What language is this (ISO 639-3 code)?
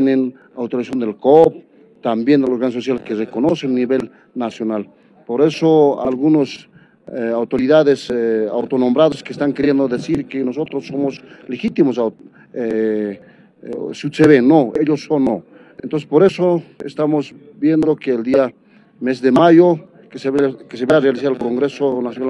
spa